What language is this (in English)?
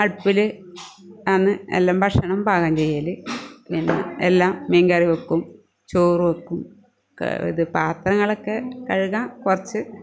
Malayalam